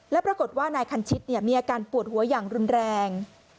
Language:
Thai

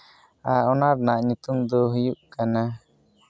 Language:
Santali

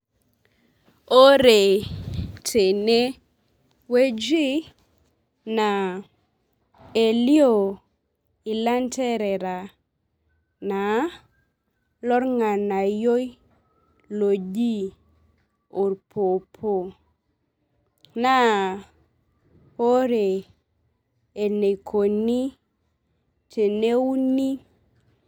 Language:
Masai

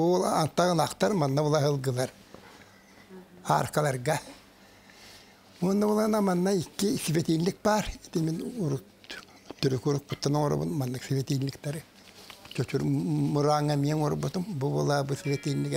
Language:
Arabic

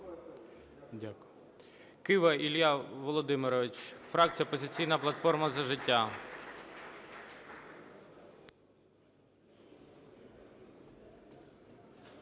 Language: Ukrainian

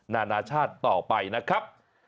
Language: Thai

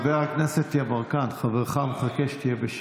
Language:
Hebrew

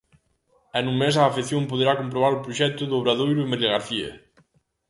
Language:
Galician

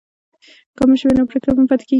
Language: Pashto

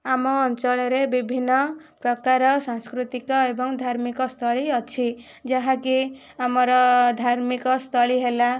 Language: Odia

